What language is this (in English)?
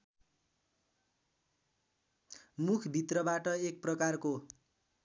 Nepali